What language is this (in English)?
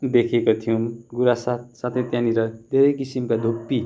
Nepali